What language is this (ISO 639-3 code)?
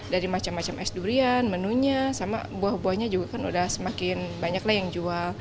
ind